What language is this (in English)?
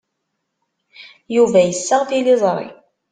Kabyle